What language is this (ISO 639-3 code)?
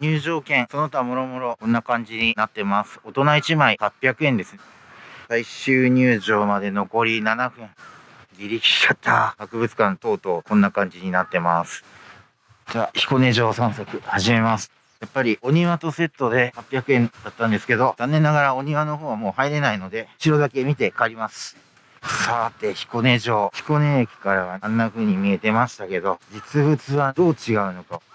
jpn